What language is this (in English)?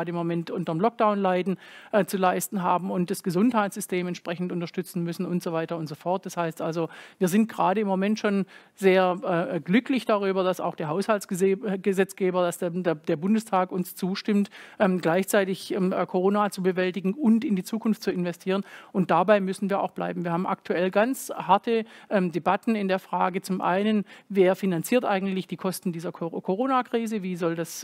German